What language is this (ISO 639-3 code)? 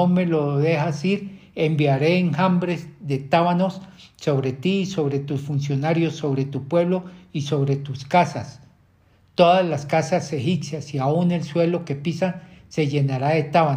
spa